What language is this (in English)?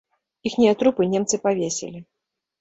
Belarusian